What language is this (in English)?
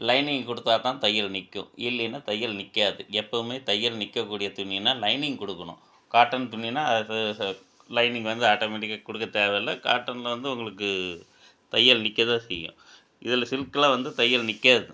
Tamil